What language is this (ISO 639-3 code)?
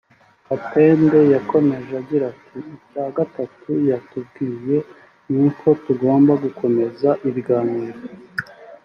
kin